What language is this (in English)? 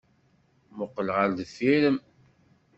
Kabyle